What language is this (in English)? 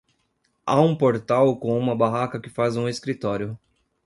Portuguese